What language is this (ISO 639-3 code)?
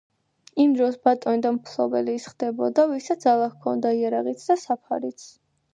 kat